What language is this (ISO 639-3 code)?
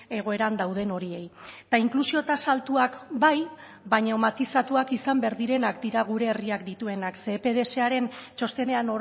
eus